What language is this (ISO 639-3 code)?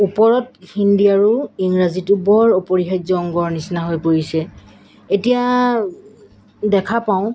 asm